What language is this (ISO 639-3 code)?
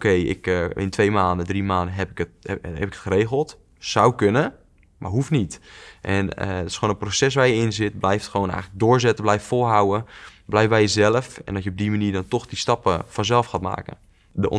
nld